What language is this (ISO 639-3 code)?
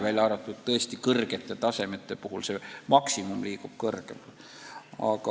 est